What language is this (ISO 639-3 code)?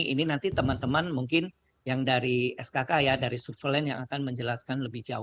ind